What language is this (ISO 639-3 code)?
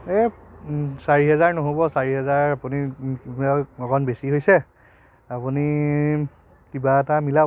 asm